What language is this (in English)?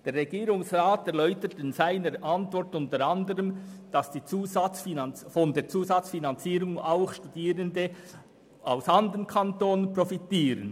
Swiss German